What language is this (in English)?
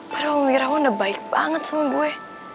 Indonesian